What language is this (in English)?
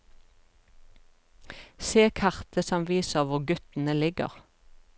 Norwegian